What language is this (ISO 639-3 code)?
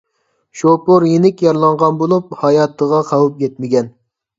uig